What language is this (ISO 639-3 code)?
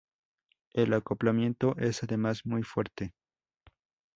spa